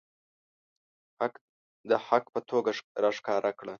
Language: Pashto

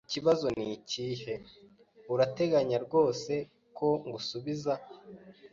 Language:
Kinyarwanda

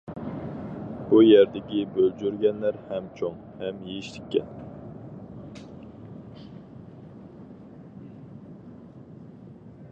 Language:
Uyghur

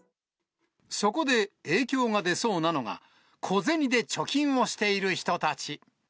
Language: Japanese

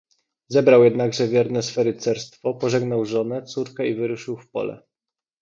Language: Polish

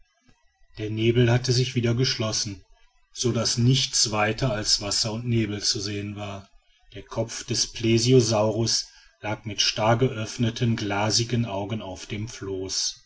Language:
German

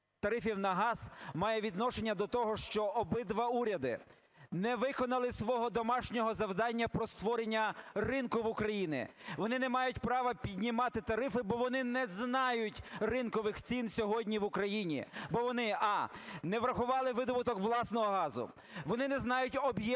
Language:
Ukrainian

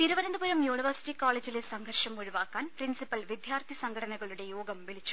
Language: Malayalam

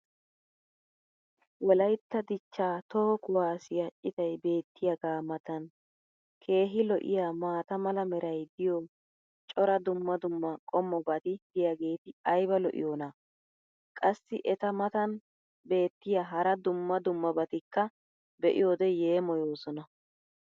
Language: Wolaytta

